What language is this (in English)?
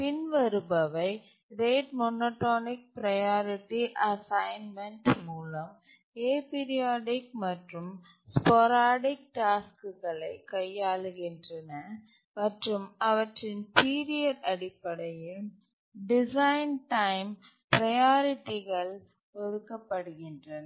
Tamil